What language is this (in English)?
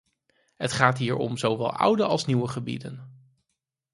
Dutch